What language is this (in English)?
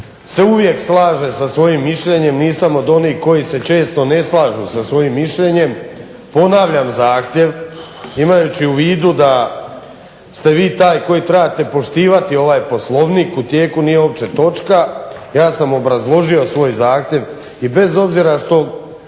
Croatian